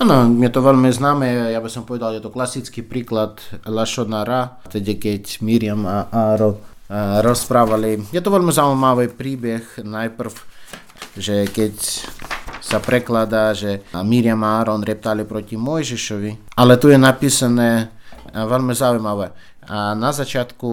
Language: Slovak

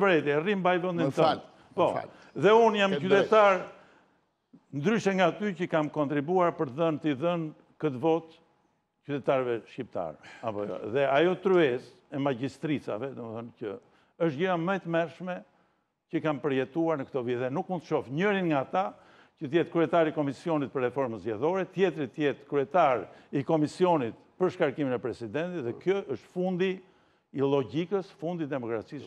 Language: Polish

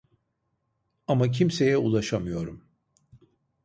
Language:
Turkish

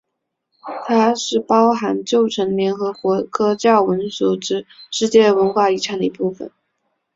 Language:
Chinese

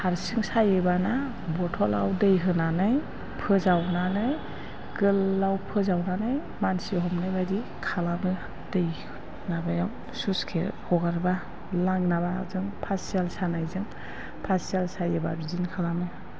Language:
Bodo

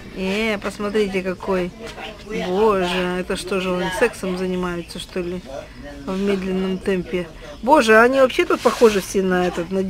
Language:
Russian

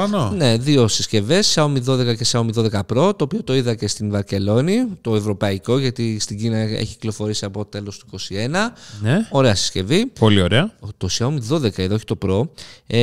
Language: Greek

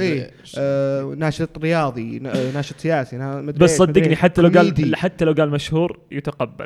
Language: Arabic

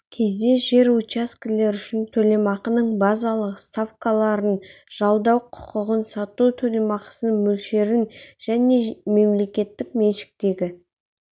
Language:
Kazakh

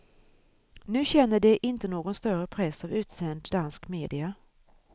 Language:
Swedish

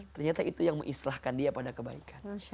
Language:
Indonesian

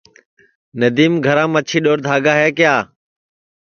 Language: Sansi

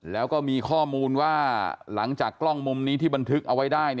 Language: Thai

